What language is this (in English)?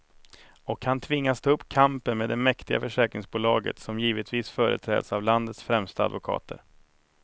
Swedish